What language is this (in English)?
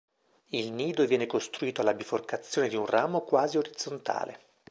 Italian